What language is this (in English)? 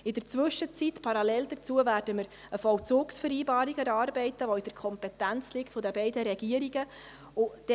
Swiss German